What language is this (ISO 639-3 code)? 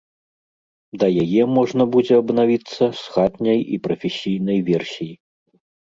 bel